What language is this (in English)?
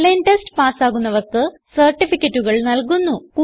Malayalam